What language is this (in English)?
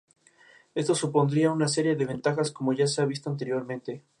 Spanish